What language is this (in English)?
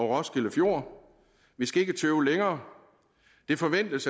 Danish